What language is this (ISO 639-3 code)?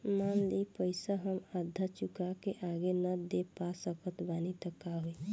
bho